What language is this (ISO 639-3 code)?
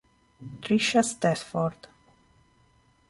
ita